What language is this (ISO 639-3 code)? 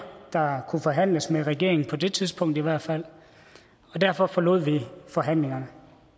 dan